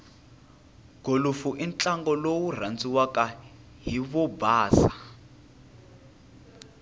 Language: Tsonga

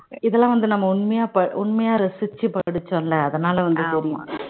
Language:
Tamil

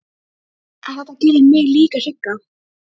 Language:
Icelandic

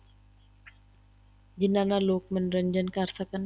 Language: Punjabi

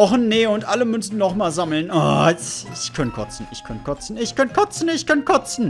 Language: German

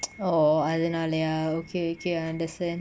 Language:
English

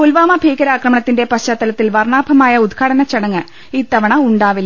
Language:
Malayalam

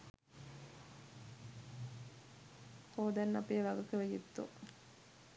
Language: Sinhala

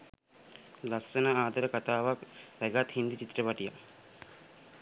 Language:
Sinhala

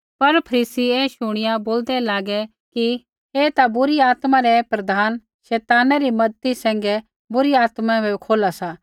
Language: Kullu Pahari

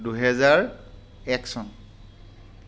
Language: Assamese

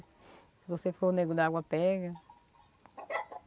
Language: Portuguese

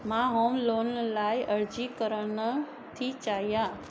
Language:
Sindhi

